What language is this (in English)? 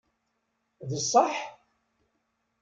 Kabyle